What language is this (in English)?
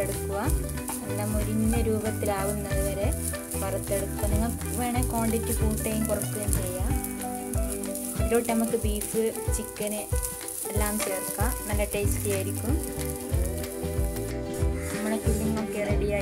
Spanish